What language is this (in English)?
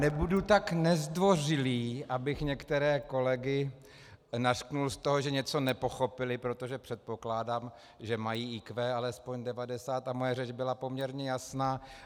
Czech